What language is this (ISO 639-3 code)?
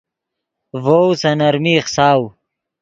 ydg